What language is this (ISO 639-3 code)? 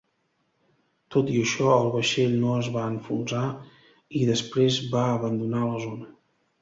cat